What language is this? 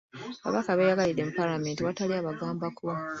Ganda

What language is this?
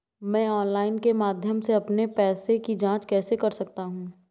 Hindi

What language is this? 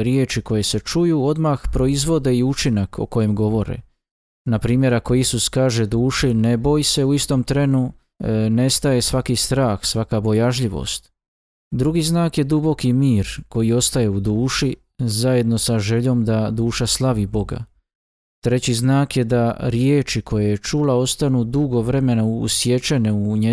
Croatian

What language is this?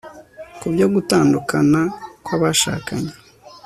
Kinyarwanda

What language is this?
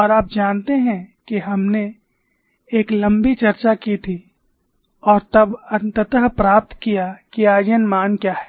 Hindi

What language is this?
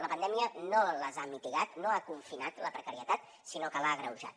Catalan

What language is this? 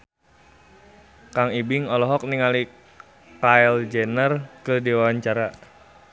Sundanese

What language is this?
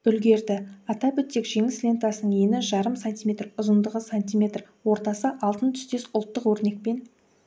Kazakh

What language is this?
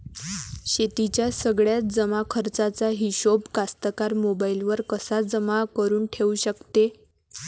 Marathi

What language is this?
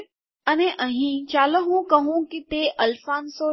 Gujarati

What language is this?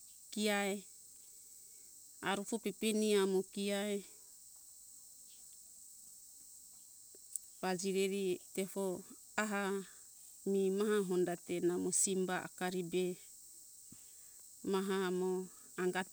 Hunjara-Kaina Ke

